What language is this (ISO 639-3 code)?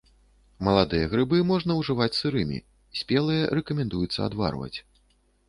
bel